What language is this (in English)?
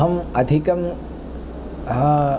Sanskrit